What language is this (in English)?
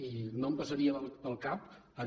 Catalan